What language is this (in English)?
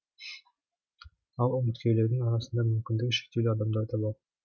Kazakh